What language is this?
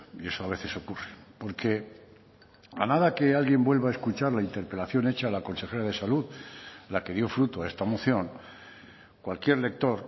Spanish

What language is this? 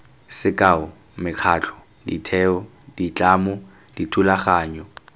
Tswana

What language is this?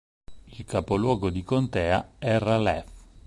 Italian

